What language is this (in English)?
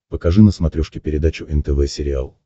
Russian